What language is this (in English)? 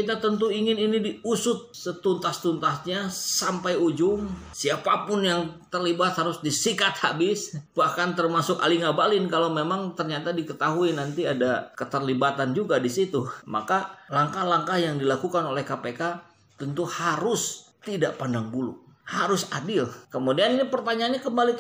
Indonesian